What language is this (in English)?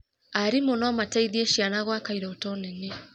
Kikuyu